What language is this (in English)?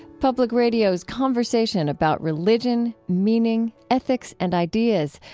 English